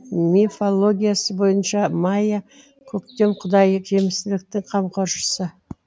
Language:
Kazakh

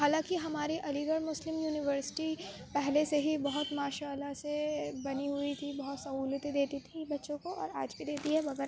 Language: Urdu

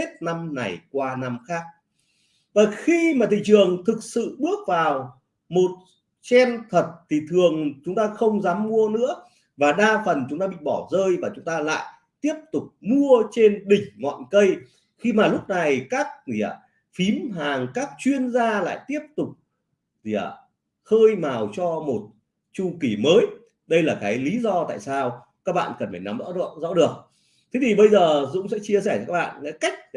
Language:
Vietnamese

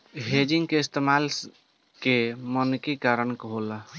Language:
Bhojpuri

